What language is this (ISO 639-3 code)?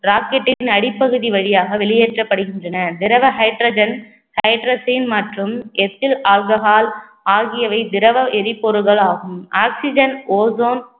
tam